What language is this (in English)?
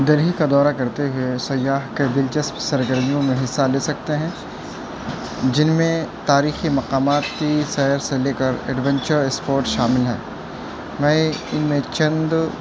Urdu